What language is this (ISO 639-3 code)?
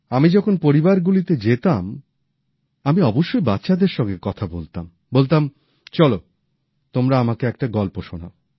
ben